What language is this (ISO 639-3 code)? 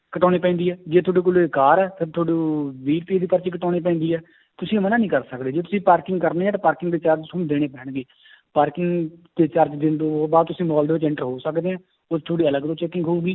pan